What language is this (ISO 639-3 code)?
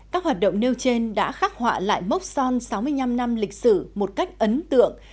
vie